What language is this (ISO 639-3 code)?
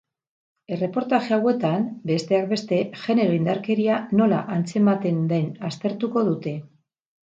eus